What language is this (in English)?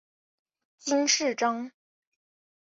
Chinese